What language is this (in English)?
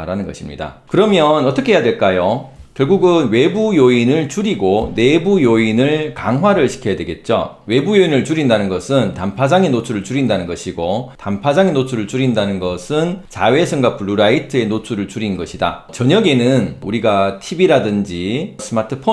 Korean